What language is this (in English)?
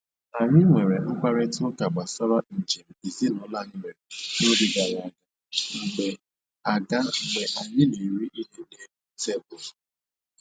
Igbo